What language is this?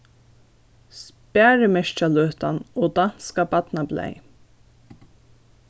Faroese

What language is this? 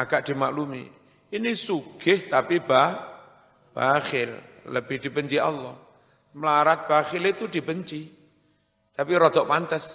Indonesian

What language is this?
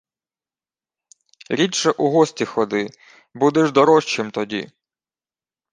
Ukrainian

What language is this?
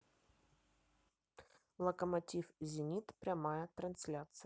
Russian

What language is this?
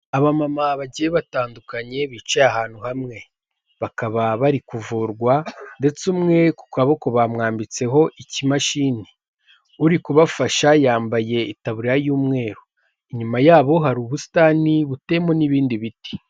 Kinyarwanda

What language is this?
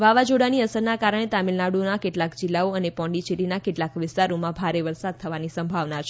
Gujarati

